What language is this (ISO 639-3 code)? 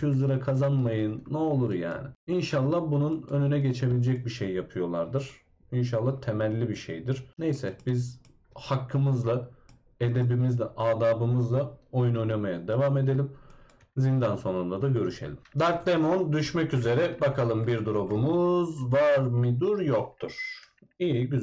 tur